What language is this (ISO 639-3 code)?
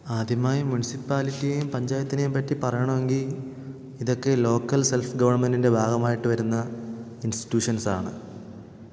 mal